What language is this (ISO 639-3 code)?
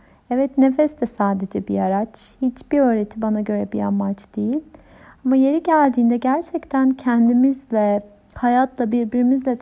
tur